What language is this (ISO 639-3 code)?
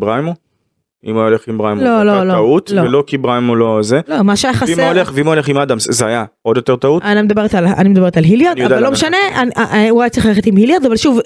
heb